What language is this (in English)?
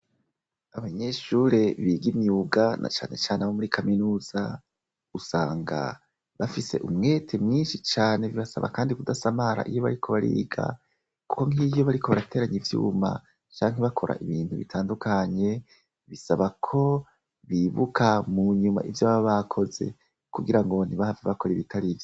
Rundi